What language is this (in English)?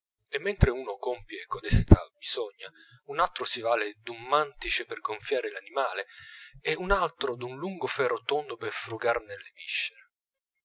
Italian